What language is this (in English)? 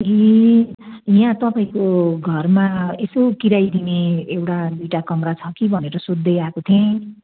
Nepali